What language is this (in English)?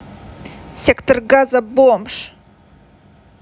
Russian